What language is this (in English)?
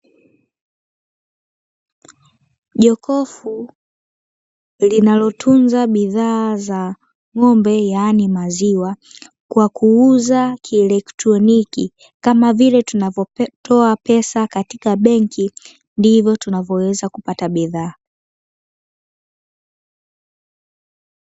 Swahili